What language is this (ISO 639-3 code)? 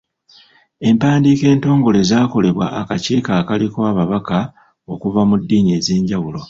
lug